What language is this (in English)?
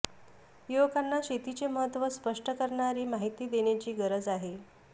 Marathi